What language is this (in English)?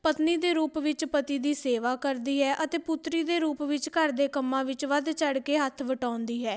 Punjabi